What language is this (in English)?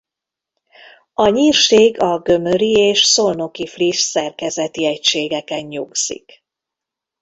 Hungarian